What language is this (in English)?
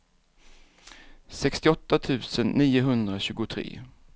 Swedish